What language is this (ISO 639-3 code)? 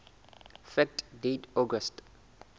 sot